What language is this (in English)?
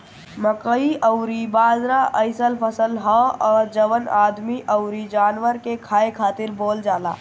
Bhojpuri